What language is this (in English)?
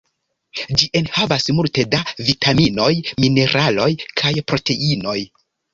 Esperanto